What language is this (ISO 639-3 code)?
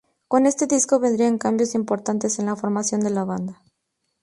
spa